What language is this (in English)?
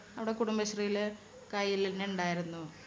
Malayalam